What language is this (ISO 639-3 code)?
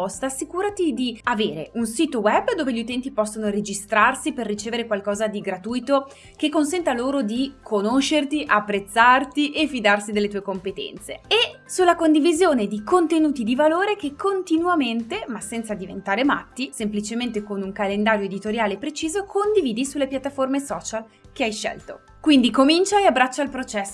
ita